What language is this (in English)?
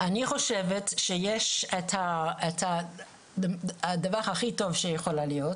Hebrew